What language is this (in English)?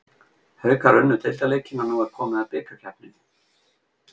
Icelandic